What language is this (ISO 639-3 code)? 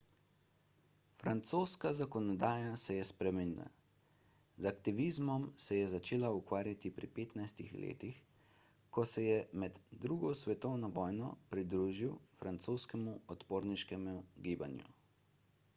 slv